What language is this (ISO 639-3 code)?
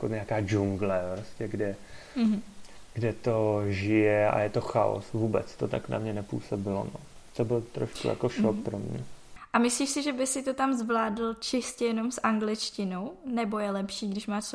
ces